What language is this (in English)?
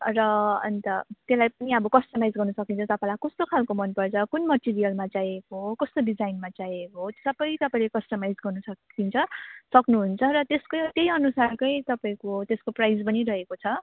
Nepali